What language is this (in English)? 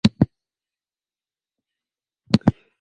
Western Frisian